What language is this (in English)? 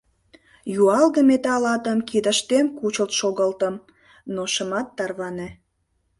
Mari